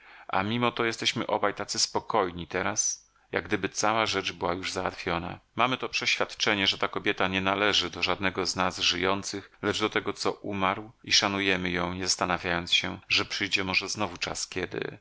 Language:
Polish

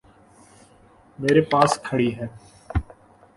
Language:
Urdu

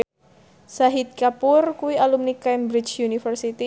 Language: Javanese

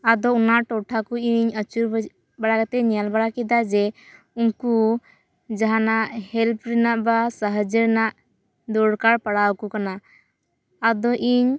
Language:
Santali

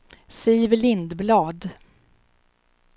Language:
Swedish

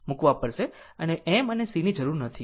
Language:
Gujarati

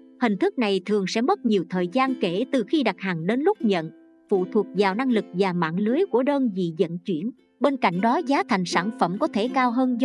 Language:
Vietnamese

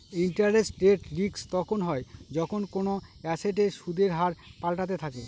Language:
Bangla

